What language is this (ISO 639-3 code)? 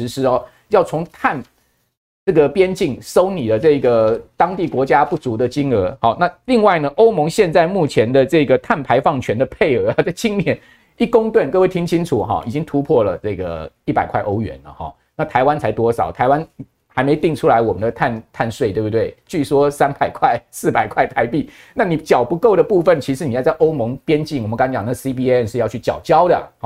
zho